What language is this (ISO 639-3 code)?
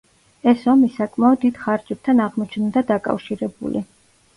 kat